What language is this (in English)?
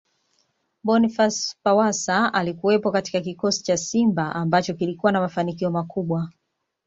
Swahili